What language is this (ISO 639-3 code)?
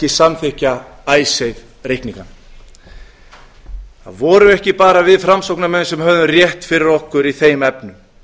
isl